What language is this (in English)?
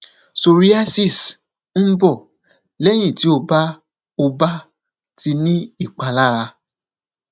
Yoruba